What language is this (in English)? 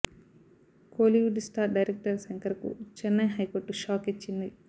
Telugu